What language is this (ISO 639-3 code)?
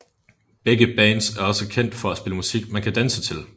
dan